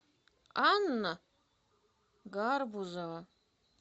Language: Russian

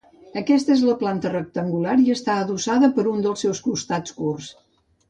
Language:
Catalan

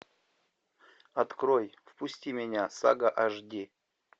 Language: Russian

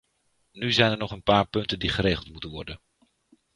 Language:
Dutch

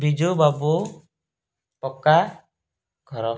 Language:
Odia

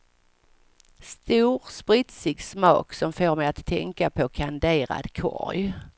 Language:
Swedish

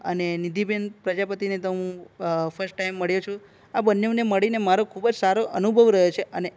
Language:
Gujarati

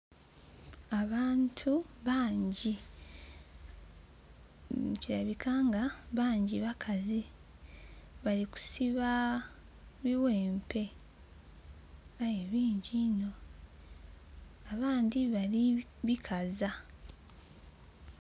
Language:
Soga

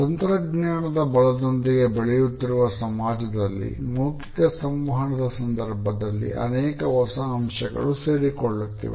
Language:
Kannada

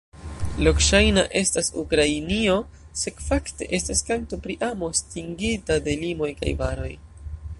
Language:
Esperanto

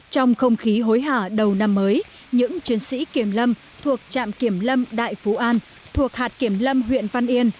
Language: Vietnamese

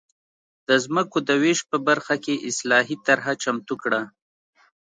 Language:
Pashto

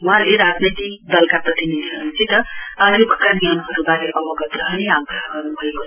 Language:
Nepali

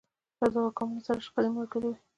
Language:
Pashto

